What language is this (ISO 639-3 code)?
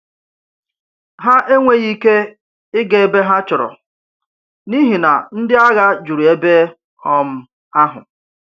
ibo